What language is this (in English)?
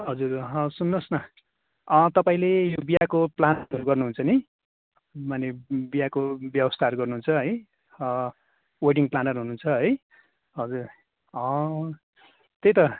Nepali